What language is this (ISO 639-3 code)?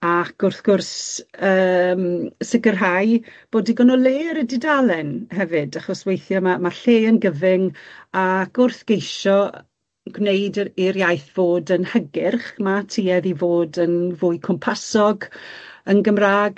cym